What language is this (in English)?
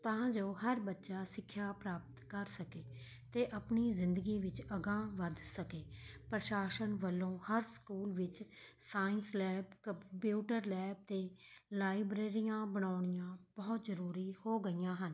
Punjabi